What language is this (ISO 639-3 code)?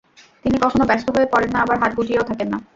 ben